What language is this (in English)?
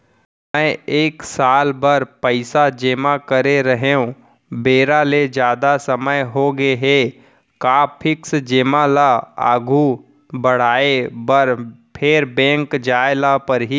Chhattisgarhi